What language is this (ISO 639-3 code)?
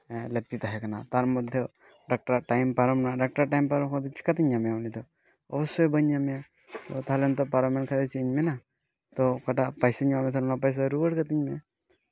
sat